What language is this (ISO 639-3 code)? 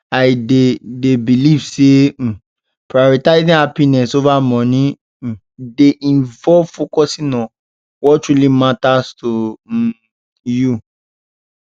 pcm